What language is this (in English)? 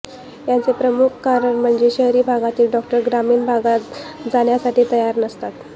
Marathi